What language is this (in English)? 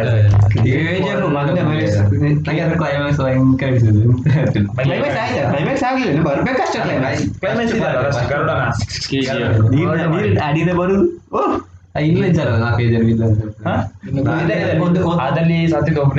Kannada